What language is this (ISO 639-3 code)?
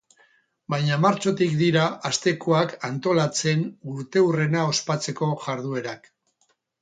eus